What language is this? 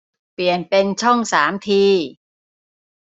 Thai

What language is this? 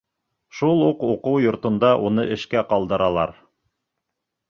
Bashkir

